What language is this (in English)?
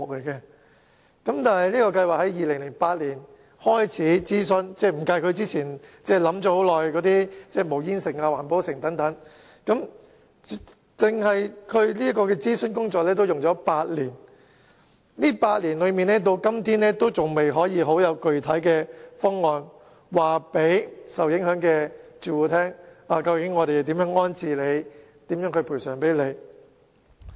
Cantonese